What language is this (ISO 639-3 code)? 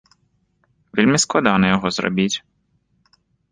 bel